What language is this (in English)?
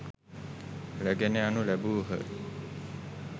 Sinhala